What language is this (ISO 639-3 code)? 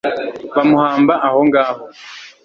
kin